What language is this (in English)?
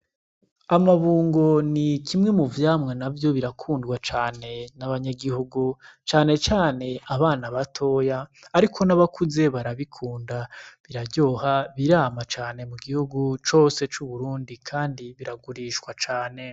Rundi